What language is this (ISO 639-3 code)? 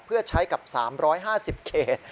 tha